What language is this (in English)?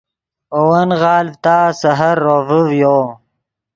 Yidgha